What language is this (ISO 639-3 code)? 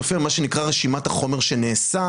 heb